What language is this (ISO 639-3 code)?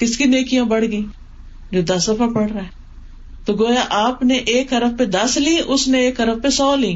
urd